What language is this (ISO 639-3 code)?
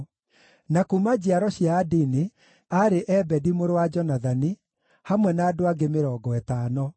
kik